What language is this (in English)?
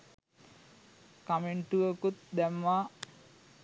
Sinhala